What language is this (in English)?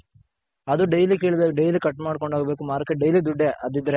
Kannada